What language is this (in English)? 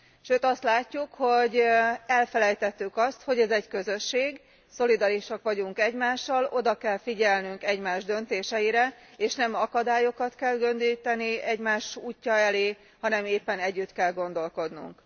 Hungarian